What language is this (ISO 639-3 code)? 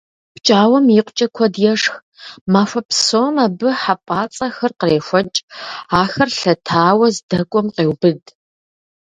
kbd